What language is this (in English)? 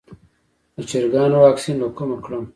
Pashto